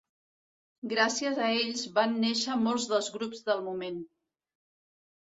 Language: Catalan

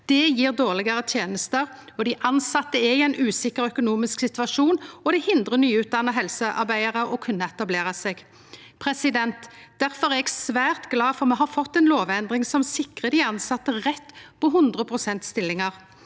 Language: Norwegian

